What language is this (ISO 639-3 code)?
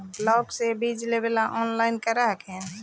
mag